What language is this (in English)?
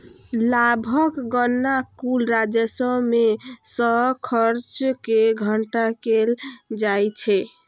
Maithili